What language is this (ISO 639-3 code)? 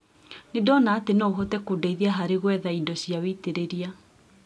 kik